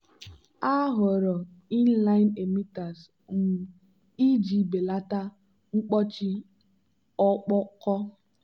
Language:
Igbo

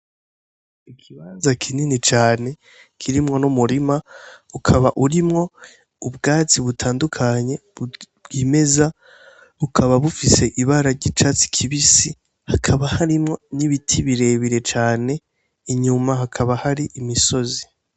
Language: Rundi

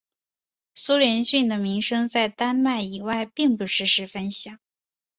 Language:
Chinese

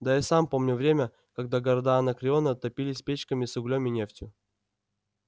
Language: Russian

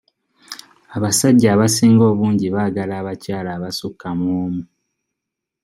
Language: Ganda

